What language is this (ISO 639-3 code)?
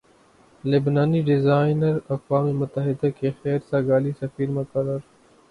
urd